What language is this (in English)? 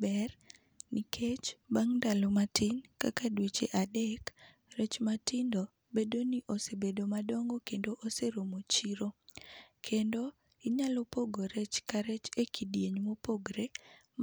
Luo (Kenya and Tanzania)